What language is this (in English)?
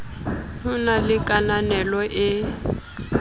Southern Sotho